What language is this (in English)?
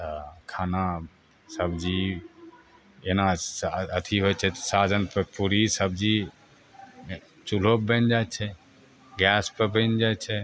Maithili